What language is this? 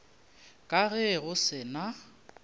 Northern Sotho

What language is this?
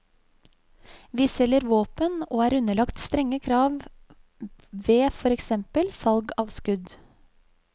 Norwegian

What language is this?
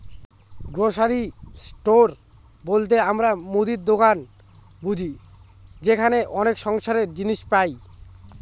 Bangla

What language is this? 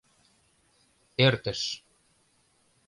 Mari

